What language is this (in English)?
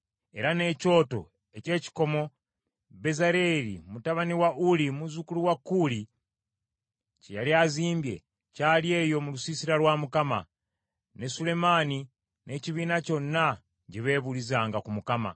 Ganda